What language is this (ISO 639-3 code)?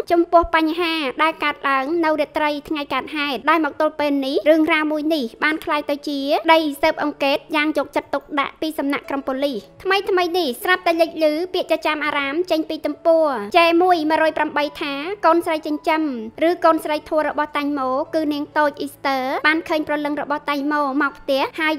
tha